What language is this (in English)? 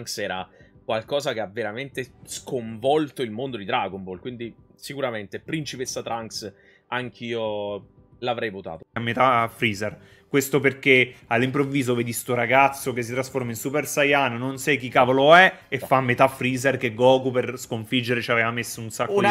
Italian